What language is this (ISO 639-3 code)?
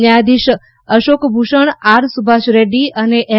guj